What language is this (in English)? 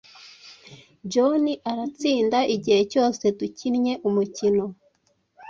Kinyarwanda